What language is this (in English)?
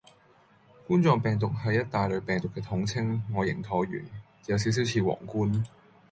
Cantonese